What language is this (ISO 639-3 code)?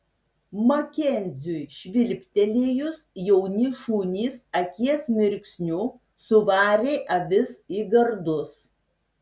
lit